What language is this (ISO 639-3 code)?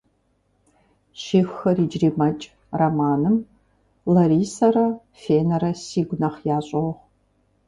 kbd